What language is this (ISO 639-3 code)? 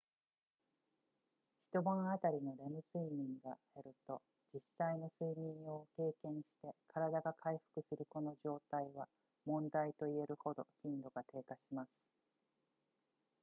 jpn